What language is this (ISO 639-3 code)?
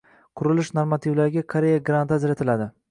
uzb